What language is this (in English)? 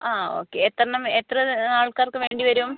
Malayalam